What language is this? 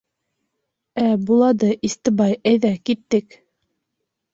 Bashkir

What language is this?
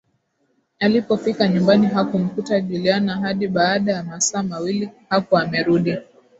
Swahili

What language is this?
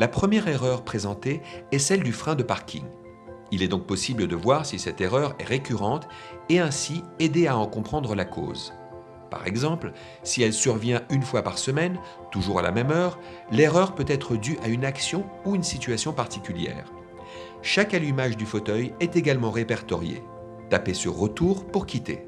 French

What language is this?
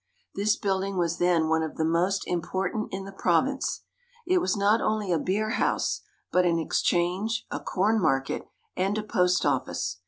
English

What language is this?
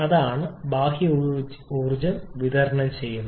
Malayalam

